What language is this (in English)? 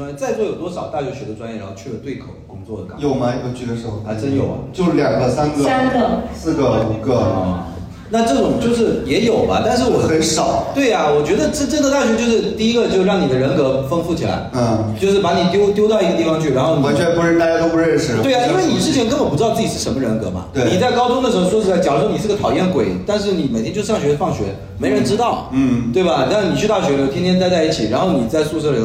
Chinese